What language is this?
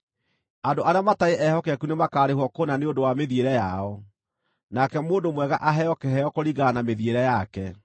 Kikuyu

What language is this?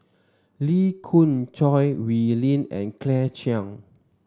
English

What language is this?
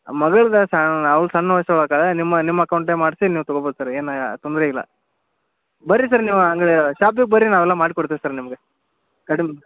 Kannada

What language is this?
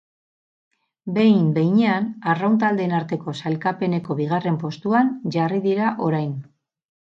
Basque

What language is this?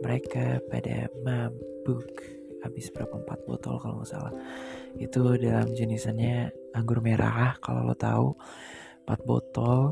Indonesian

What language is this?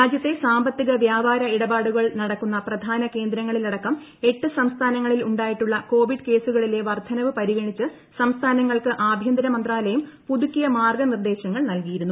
Malayalam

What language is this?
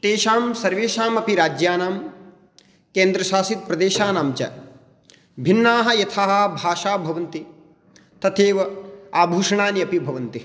Sanskrit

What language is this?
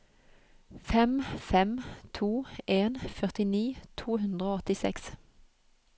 Norwegian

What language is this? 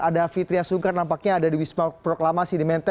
Indonesian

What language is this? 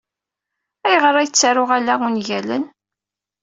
Kabyle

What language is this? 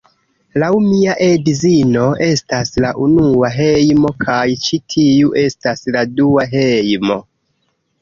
Esperanto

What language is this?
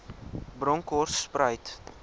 Afrikaans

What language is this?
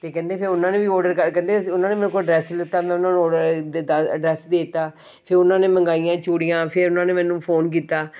Punjabi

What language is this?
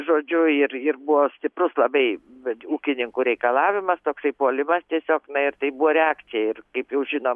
Lithuanian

